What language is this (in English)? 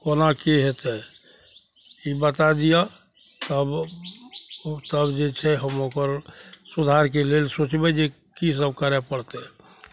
Maithili